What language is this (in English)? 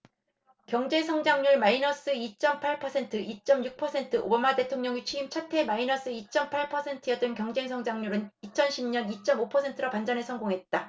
Korean